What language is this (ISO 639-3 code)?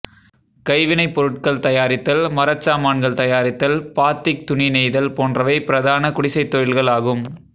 tam